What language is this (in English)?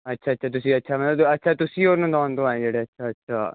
Punjabi